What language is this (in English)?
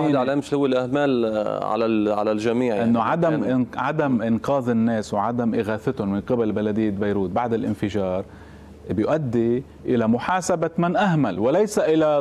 Arabic